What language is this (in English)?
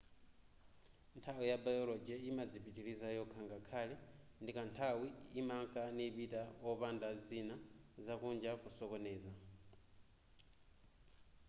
Nyanja